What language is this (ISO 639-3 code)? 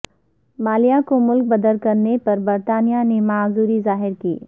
urd